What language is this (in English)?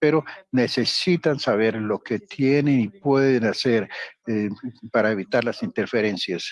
Spanish